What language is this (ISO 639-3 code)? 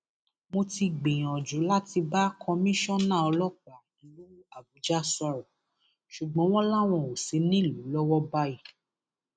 yor